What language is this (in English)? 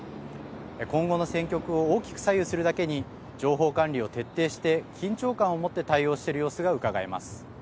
Japanese